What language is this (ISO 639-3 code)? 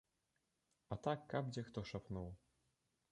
bel